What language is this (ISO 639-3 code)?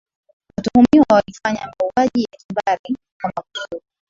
swa